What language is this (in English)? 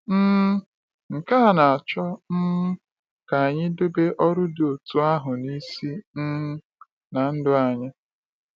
Igbo